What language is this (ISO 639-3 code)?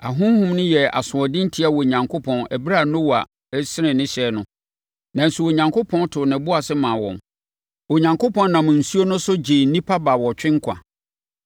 aka